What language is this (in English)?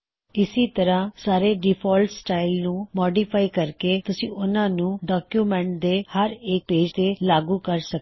Punjabi